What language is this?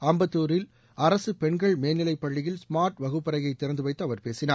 Tamil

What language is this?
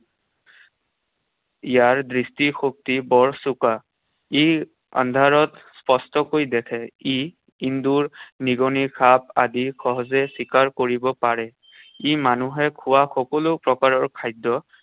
Assamese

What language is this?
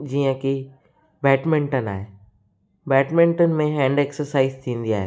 Sindhi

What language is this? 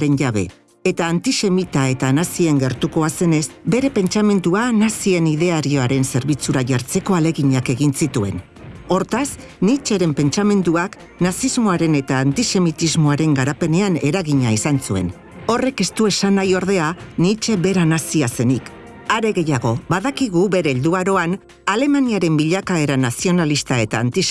Basque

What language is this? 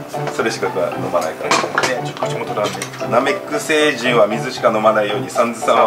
Japanese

